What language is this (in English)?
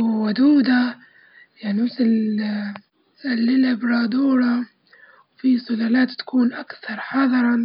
Libyan Arabic